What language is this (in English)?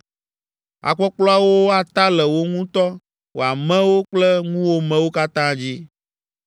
Ewe